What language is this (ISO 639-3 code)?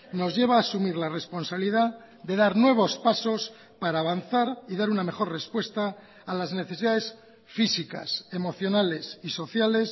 spa